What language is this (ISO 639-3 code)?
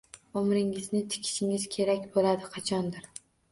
uzb